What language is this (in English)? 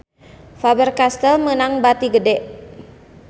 Sundanese